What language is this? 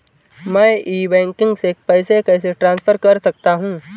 Hindi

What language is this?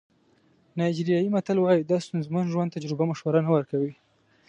Pashto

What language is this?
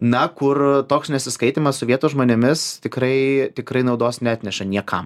Lithuanian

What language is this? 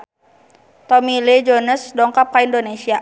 Sundanese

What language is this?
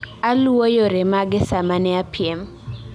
Luo (Kenya and Tanzania)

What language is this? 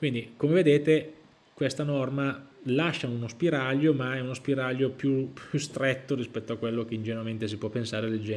Italian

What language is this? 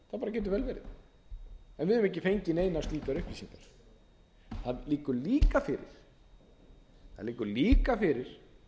Icelandic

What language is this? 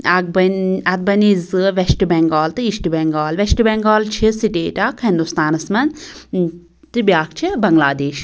Kashmiri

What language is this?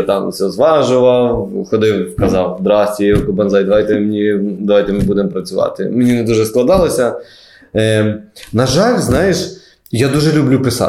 Ukrainian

